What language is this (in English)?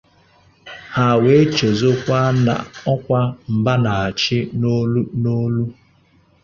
Igbo